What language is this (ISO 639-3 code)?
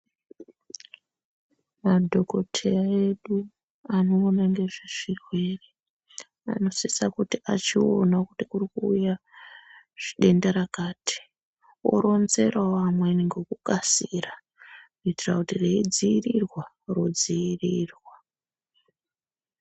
ndc